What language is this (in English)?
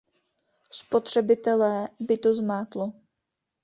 Czech